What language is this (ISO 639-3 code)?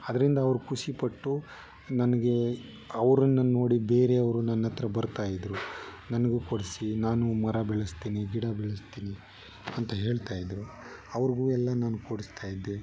kan